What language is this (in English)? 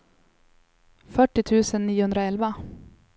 Swedish